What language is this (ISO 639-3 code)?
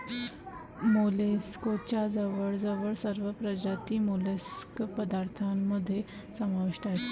mar